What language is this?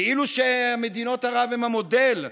Hebrew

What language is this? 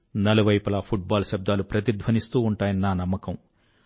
Telugu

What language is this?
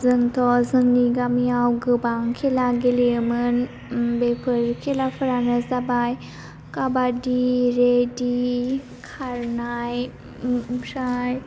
Bodo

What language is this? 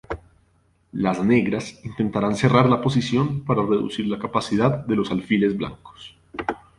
Spanish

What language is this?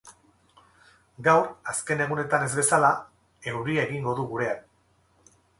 Basque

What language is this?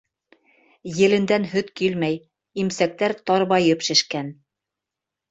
Bashkir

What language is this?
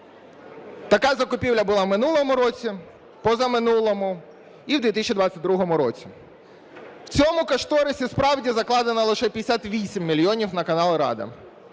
Ukrainian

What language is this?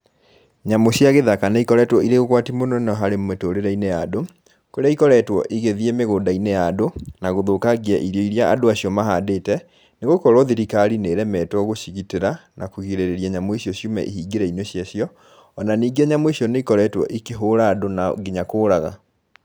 Kikuyu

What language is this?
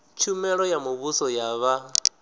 Venda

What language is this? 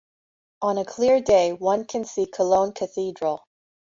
English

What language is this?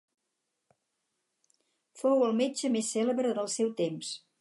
Catalan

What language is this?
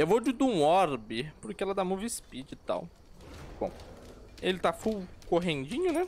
Portuguese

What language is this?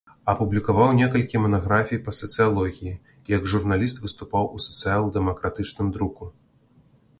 Belarusian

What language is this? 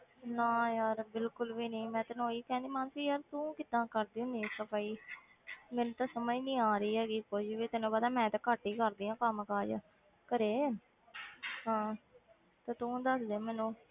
Punjabi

